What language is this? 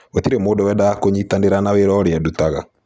Kikuyu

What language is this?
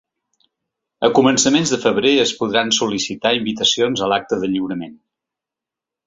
Catalan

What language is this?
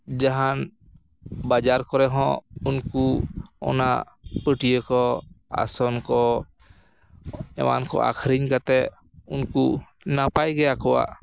Santali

